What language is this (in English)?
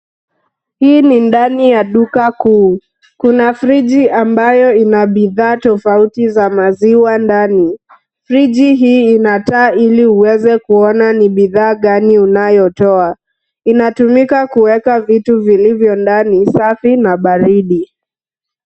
Swahili